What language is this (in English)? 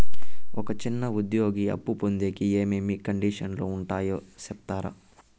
Telugu